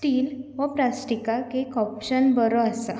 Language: Konkani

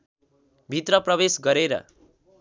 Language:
Nepali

